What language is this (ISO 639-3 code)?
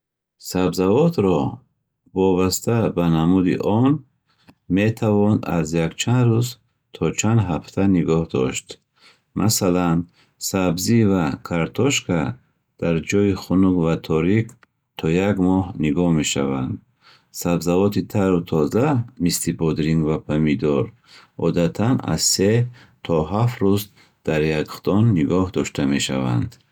bhh